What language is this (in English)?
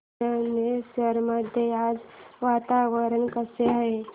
Marathi